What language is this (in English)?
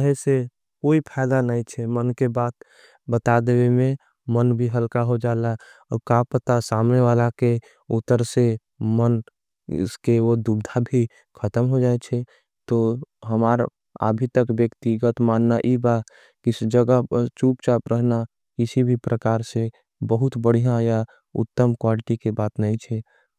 Angika